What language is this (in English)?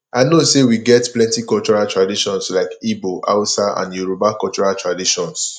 Nigerian Pidgin